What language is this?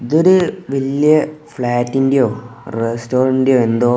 Malayalam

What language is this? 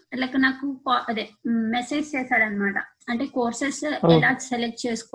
Telugu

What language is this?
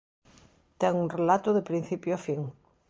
Galician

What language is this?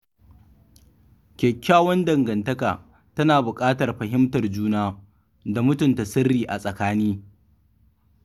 Hausa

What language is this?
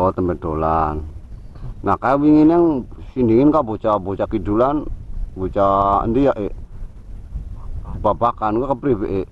Indonesian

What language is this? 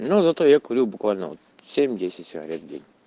Russian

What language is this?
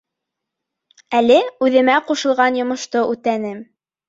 Bashkir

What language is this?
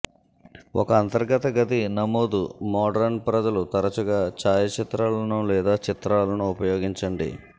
Telugu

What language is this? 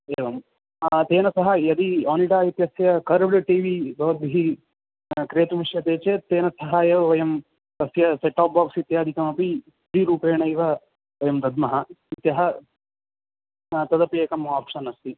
Sanskrit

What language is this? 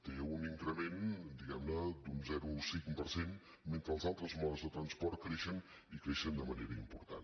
Catalan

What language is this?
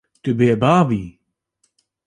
Kurdish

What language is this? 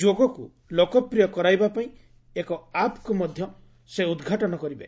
Odia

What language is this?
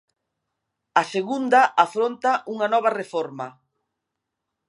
Galician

